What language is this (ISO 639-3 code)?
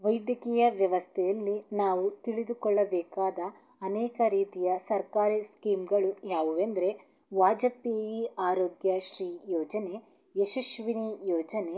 kan